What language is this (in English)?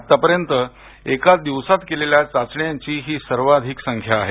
Marathi